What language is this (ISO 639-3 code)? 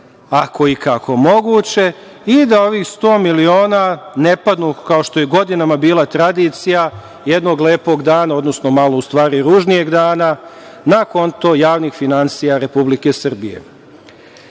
srp